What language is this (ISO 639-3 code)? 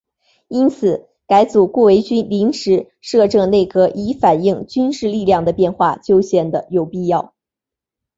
zho